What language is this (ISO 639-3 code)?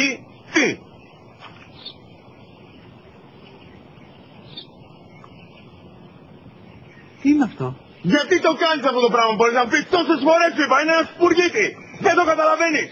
ell